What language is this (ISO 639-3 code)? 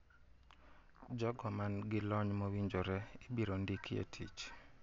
luo